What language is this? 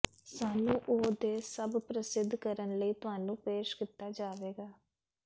Punjabi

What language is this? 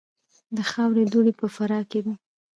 Pashto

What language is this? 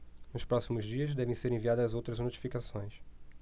Portuguese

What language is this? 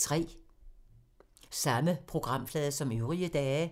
Danish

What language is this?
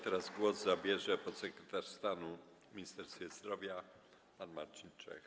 Polish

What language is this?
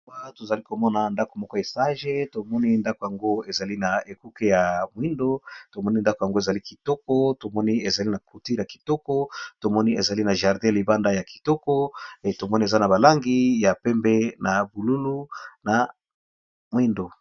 Lingala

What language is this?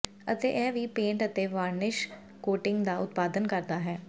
Punjabi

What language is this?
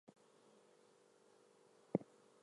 English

